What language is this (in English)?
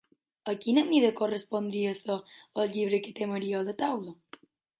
Catalan